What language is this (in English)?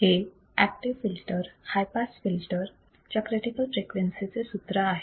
Marathi